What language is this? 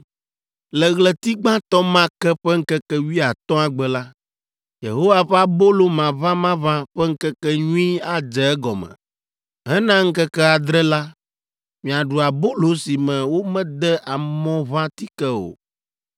Ewe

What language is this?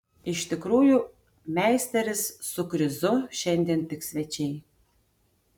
Lithuanian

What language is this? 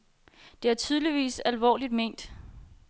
Danish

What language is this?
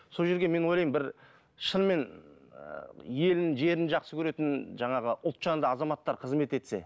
Kazakh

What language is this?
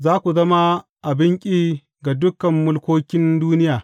Hausa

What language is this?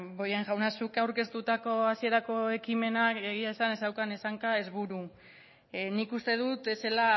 Basque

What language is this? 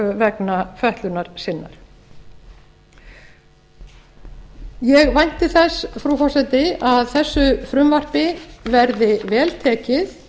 Icelandic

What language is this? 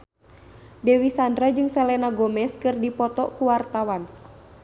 Sundanese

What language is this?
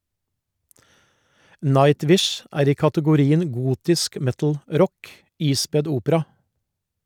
Norwegian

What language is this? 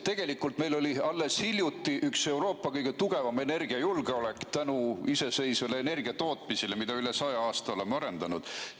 Estonian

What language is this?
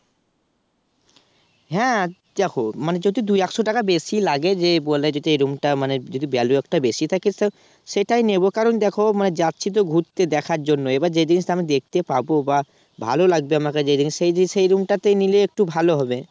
Bangla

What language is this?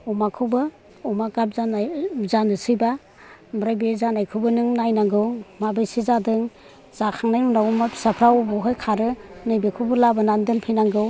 Bodo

